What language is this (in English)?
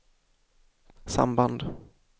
Swedish